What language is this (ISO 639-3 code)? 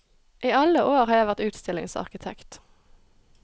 nor